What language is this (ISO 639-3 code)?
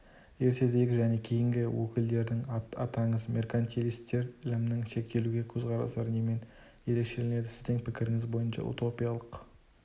kaz